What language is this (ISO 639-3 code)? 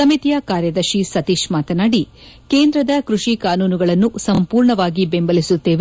kan